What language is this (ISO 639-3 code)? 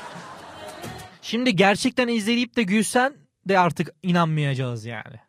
tur